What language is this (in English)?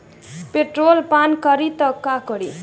Bhojpuri